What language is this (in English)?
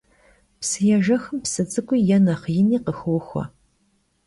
Kabardian